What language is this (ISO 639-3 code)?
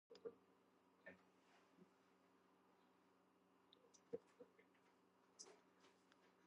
kat